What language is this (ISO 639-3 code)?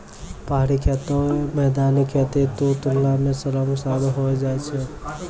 mai